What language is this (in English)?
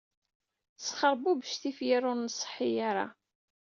Kabyle